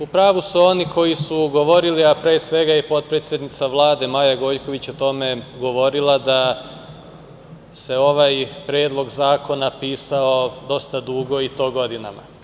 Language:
Serbian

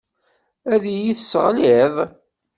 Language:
Kabyle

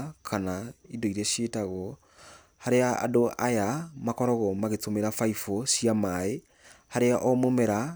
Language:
Kikuyu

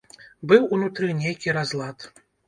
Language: Belarusian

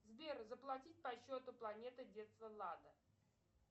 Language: Russian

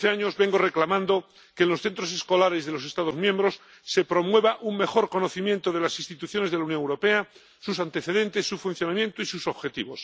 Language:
Spanish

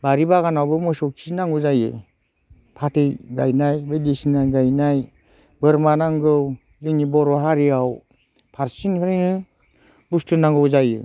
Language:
Bodo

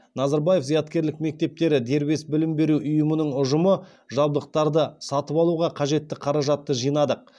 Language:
Kazakh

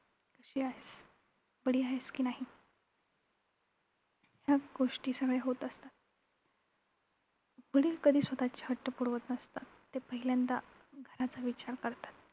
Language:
Marathi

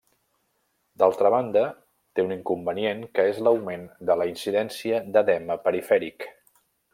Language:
Catalan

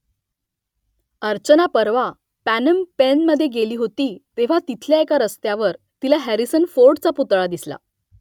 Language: Marathi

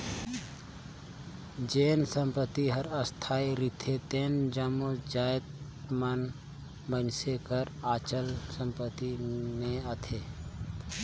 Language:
Chhattisgarhi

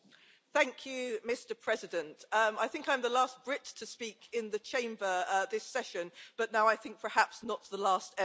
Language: English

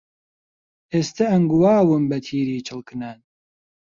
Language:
Central Kurdish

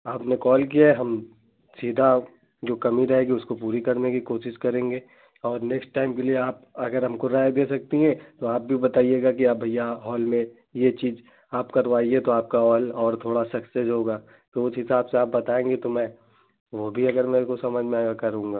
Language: Hindi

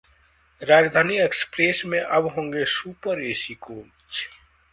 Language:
Hindi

